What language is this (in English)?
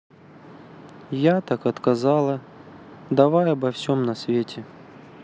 Russian